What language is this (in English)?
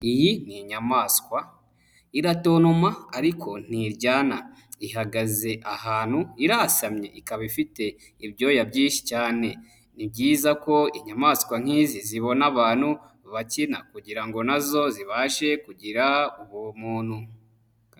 Kinyarwanda